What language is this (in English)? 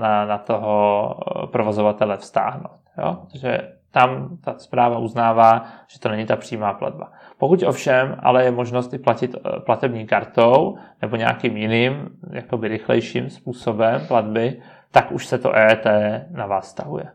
Czech